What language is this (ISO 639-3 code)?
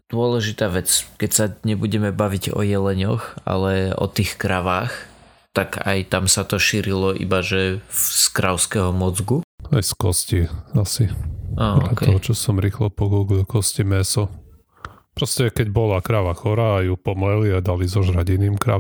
slk